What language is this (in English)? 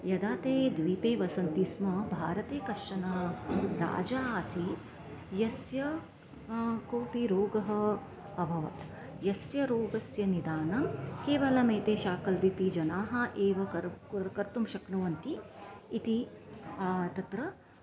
Sanskrit